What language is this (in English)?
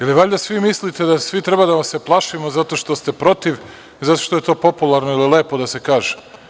Serbian